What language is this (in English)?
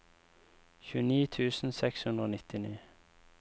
Norwegian